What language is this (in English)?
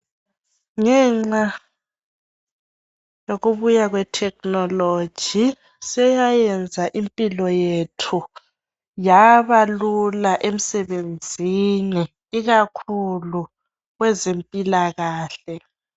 North Ndebele